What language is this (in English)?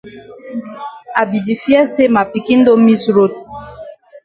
Cameroon Pidgin